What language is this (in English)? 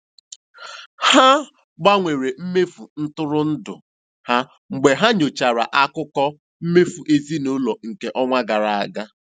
Igbo